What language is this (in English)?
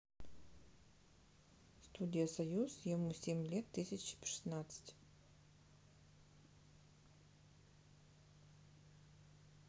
Russian